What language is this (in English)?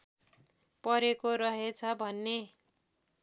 Nepali